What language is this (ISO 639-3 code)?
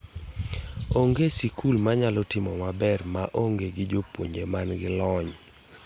luo